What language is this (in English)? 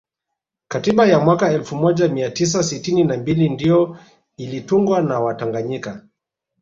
Swahili